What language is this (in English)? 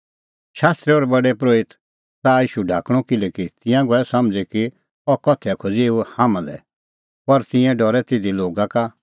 Kullu Pahari